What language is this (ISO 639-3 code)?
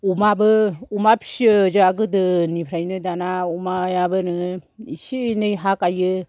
brx